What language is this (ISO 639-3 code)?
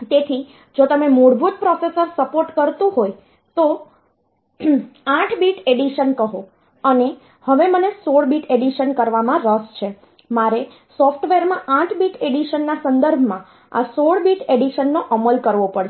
guj